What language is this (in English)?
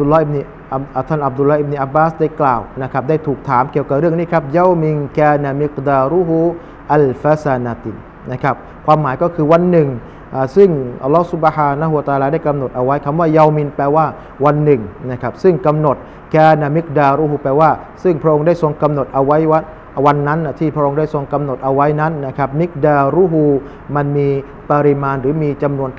Thai